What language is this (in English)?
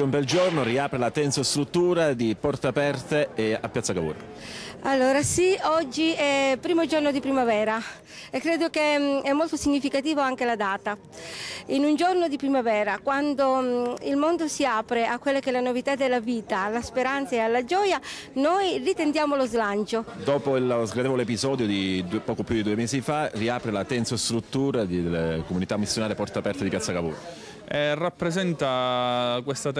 Italian